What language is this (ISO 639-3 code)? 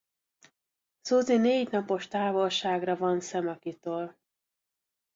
hun